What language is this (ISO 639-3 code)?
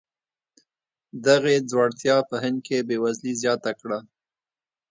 pus